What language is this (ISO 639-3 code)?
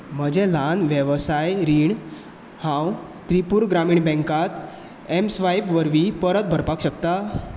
kok